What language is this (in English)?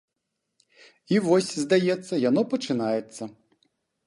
Belarusian